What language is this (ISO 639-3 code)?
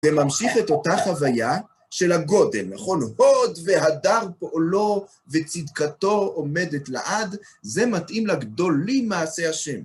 heb